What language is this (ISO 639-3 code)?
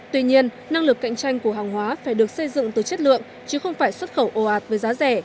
vie